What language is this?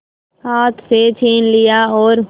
Hindi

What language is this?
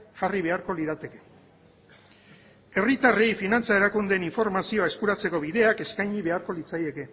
Basque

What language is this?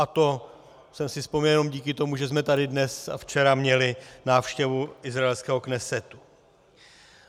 Czech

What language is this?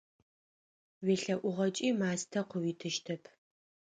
Adyghe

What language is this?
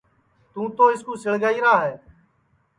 Sansi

